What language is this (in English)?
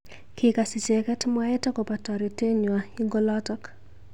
Kalenjin